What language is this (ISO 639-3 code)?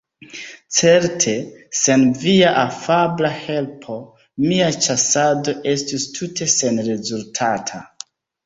epo